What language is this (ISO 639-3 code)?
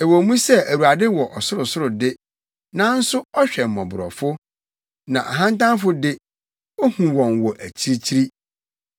aka